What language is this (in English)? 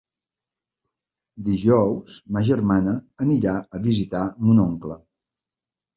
Catalan